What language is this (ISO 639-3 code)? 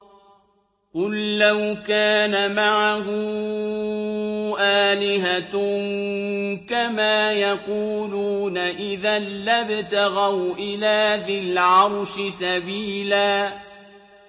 ara